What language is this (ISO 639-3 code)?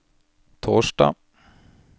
nor